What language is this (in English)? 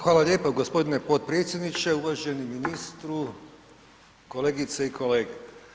Croatian